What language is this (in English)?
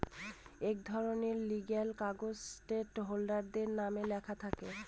Bangla